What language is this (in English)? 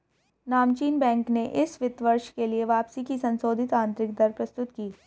Hindi